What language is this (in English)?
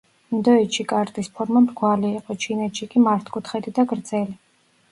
Georgian